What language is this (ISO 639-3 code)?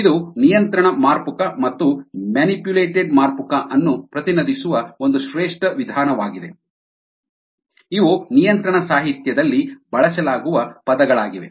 kan